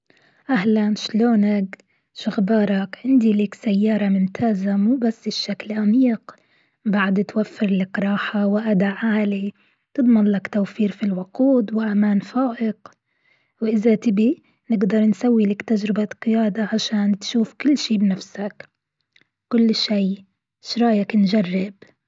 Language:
Gulf Arabic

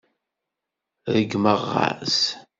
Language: Kabyle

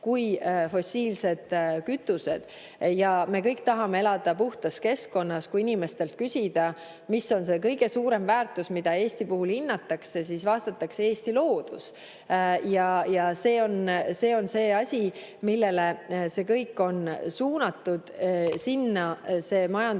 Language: Estonian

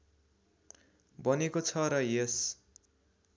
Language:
Nepali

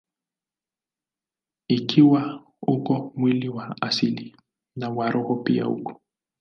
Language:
Swahili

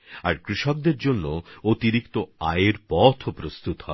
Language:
Bangla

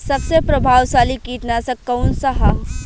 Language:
Bhojpuri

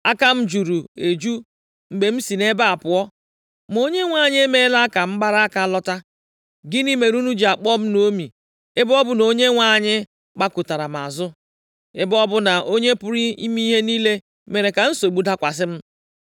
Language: Igbo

